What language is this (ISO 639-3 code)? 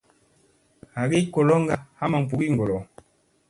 mse